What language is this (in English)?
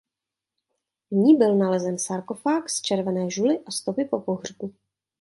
Czech